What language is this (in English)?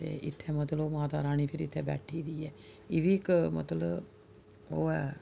Dogri